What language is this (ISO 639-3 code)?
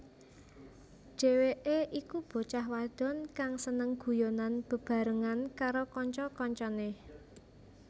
jav